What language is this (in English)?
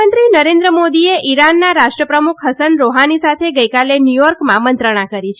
Gujarati